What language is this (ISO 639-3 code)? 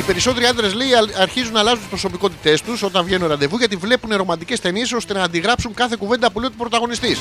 ell